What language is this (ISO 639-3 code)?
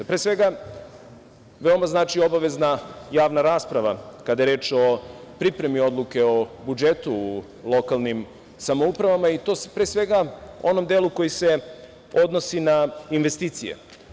srp